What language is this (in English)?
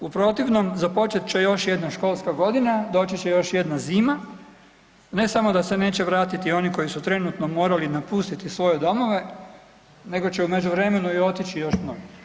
Croatian